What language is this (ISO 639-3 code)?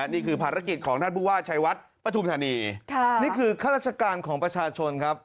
tha